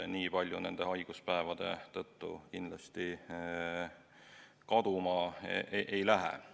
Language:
Estonian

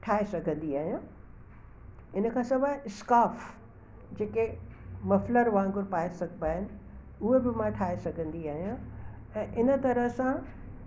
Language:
Sindhi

